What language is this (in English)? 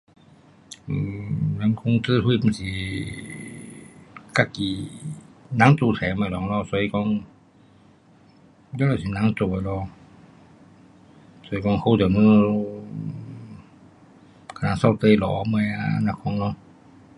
Pu-Xian Chinese